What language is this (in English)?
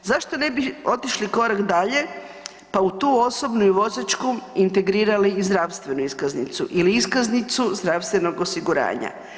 Croatian